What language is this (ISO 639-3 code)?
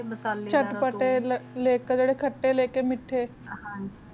pan